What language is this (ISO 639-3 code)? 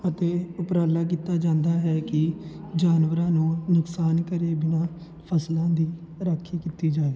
pan